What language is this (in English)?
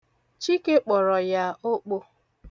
Igbo